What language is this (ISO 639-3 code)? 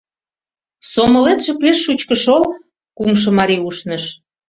chm